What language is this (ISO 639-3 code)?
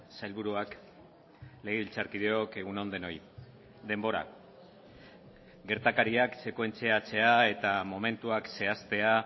eus